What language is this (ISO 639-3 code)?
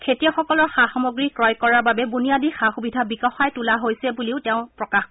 asm